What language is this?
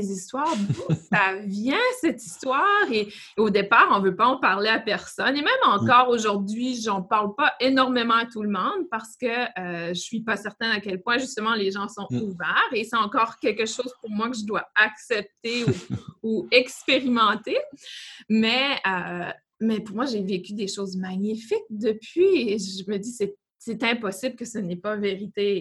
French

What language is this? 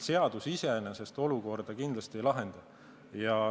Estonian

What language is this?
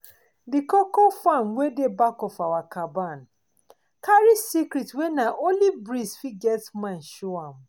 Nigerian Pidgin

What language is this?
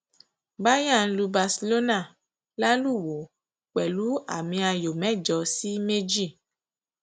Yoruba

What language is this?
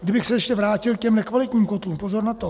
Czech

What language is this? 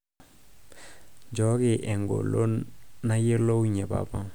Masai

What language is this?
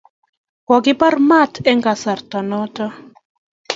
Kalenjin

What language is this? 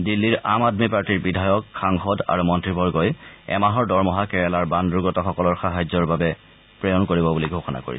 Assamese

